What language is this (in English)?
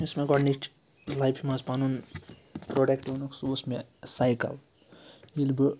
Kashmiri